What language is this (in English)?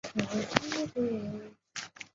Chinese